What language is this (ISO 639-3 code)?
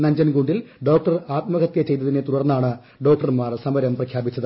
mal